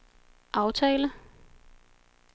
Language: Danish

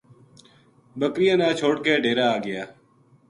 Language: Gujari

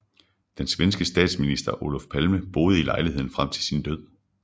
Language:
Danish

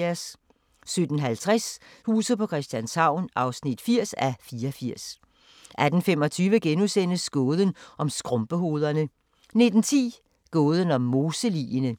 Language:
Danish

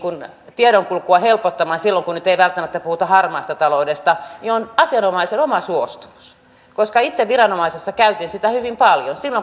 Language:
Finnish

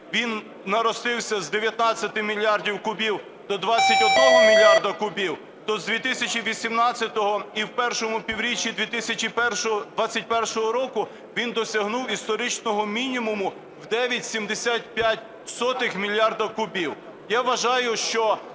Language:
Ukrainian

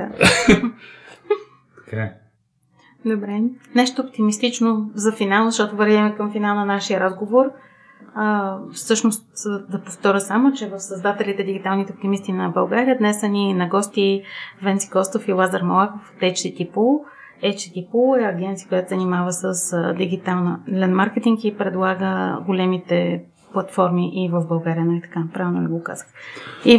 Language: Bulgarian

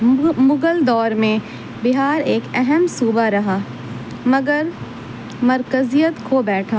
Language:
Urdu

